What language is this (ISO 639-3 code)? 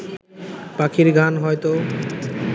ben